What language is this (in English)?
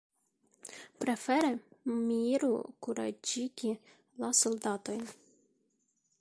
Esperanto